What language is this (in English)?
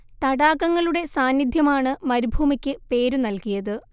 Malayalam